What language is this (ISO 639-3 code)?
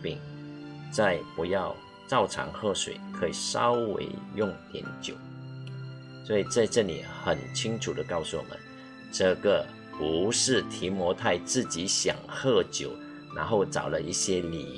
zho